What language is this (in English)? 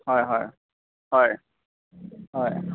Assamese